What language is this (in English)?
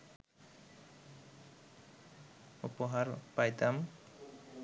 Bangla